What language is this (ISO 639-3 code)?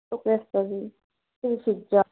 asm